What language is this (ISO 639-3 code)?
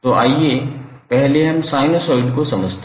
hin